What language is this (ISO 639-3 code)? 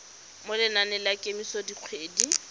tsn